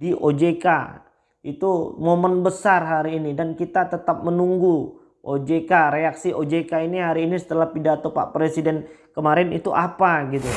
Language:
Indonesian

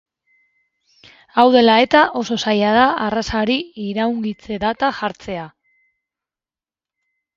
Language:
Basque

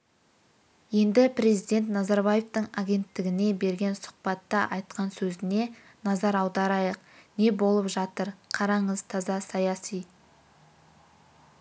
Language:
Kazakh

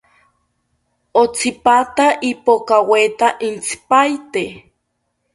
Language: South Ucayali Ashéninka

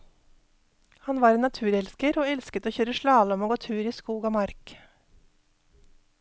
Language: Norwegian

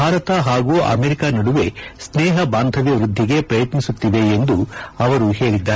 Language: Kannada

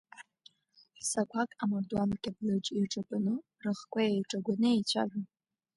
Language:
Abkhazian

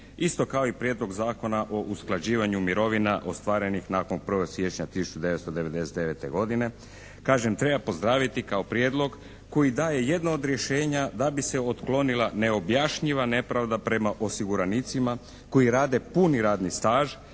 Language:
Croatian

